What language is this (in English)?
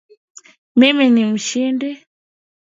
Swahili